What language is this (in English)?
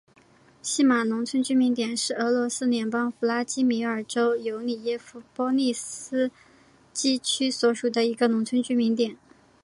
Chinese